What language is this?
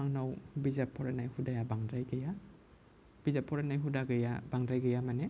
Bodo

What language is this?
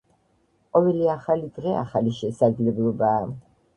Georgian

